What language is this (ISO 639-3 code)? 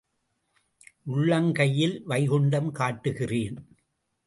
tam